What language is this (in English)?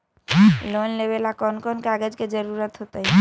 Magahi